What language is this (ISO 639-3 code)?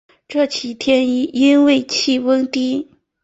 zho